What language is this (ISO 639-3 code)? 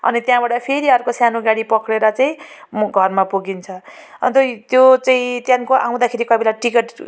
nep